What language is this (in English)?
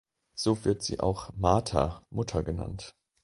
German